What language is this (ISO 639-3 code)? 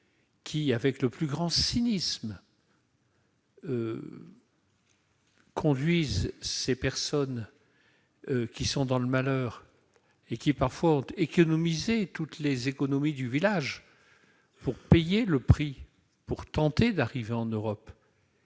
fra